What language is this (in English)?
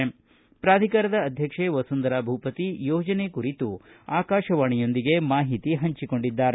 Kannada